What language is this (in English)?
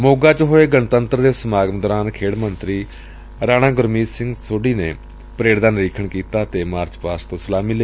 Punjabi